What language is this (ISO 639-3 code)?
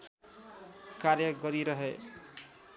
nep